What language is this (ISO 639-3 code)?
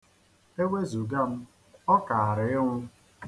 ibo